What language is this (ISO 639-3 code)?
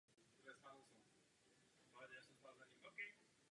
ces